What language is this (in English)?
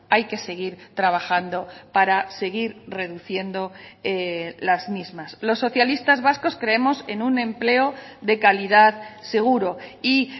Spanish